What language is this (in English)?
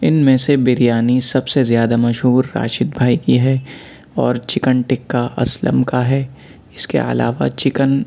Urdu